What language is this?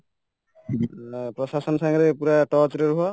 Odia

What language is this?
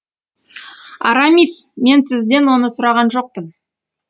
Kazakh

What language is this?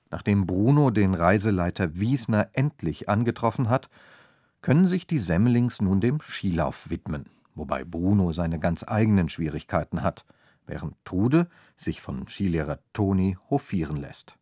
German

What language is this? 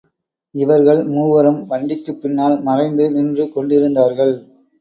Tamil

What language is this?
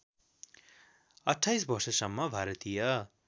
Nepali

